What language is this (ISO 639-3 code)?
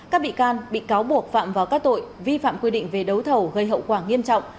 vie